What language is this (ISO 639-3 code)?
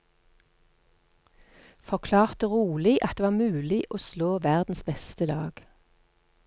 nor